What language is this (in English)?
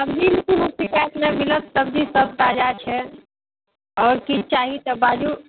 Maithili